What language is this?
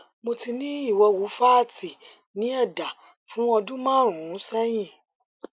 Yoruba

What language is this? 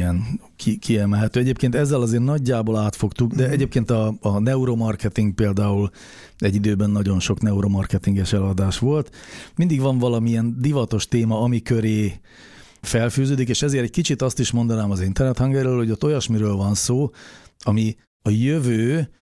Hungarian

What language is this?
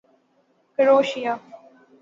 Urdu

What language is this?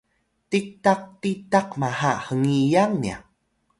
Atayal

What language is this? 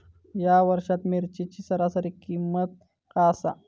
Marathi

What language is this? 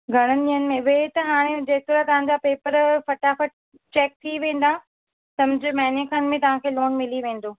Sindhi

